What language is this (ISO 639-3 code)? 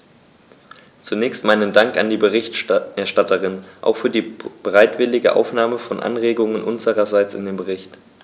deu